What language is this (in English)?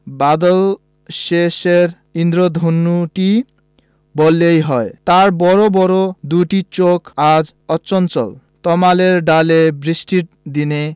Bangla